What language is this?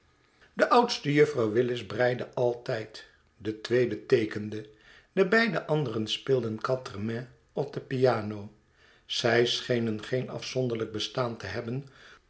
Dutch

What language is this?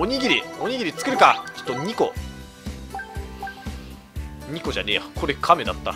Japanese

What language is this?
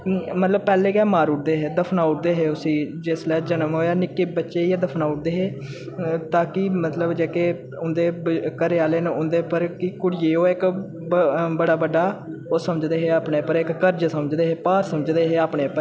Dogri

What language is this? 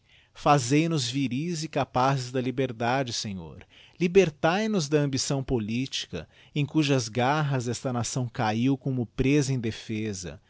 Portuguese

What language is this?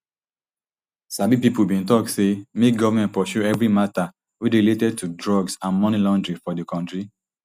Nigerian Pidgin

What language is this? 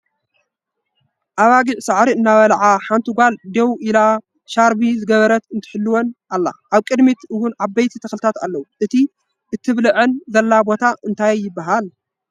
Tigrinya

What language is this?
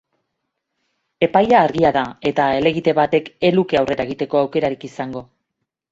Basque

